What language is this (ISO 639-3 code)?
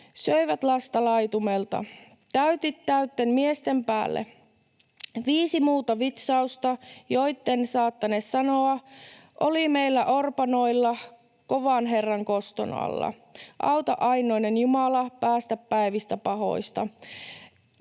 fin